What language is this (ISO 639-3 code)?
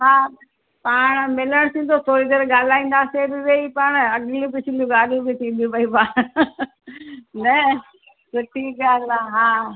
snd